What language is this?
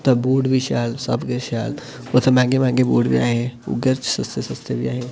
Dogri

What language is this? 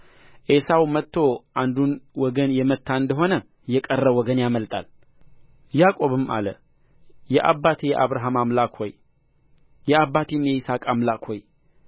Amharic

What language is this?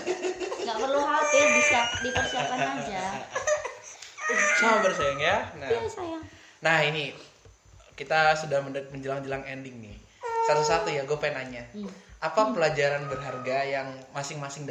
Indonesian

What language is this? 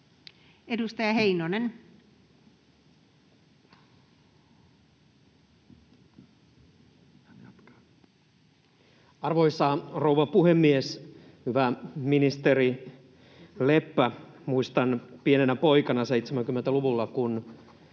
Finnish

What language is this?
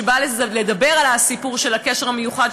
Hebrew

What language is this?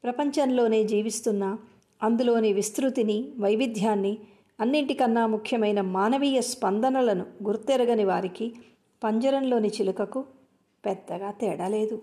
Telugu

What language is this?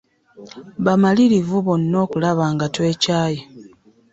Ganda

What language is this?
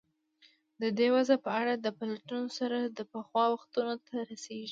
Pashto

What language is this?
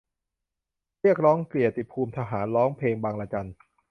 Thai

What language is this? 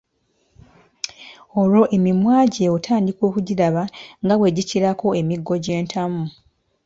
Ganda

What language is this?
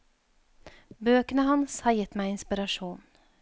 Norwegian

